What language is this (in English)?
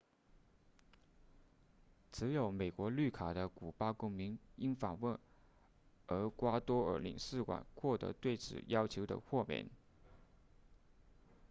Chinese